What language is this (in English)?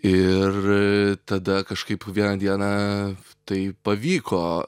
Lithuanian